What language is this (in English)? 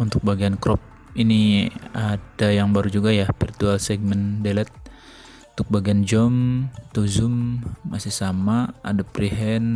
Indonesian